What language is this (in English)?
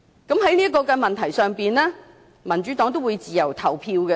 Cantonese